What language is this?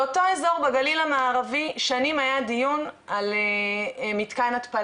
Hebrew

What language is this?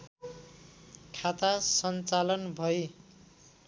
Nepali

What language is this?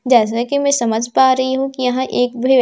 Hindi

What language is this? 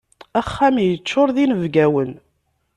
Kabyle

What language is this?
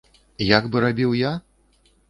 Belarusian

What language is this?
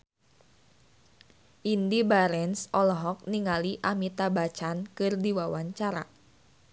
Sundanese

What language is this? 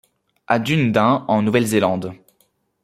French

